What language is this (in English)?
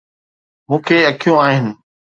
Sindhi